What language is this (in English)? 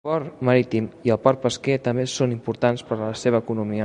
Catalan